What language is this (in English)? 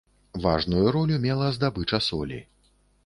Belarusian